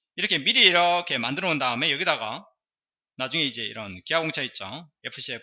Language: Korean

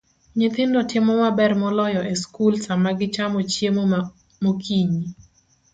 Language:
Luo (Kenya and Tanzania)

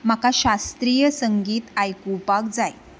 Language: Konkani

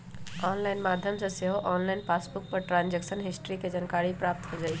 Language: Magahi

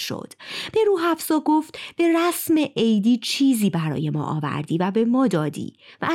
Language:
Persian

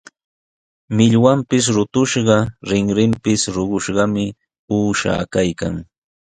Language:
Sihuas Ancash Quechua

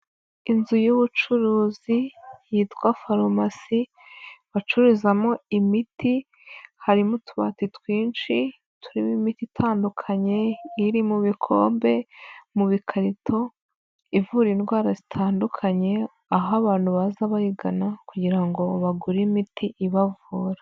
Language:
Kinyarwanda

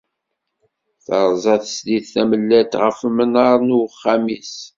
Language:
Kabyle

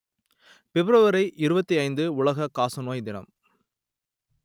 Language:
Tamil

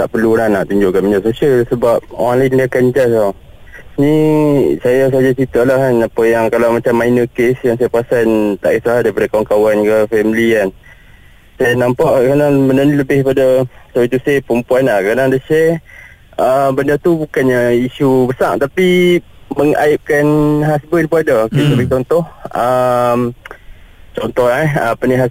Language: Malay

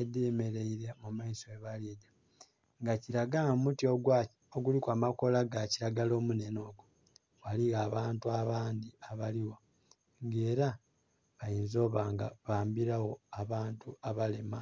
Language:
Soga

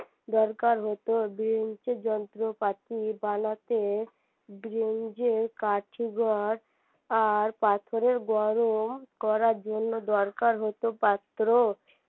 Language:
Bangla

